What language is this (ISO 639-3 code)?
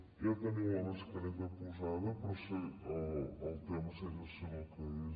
cat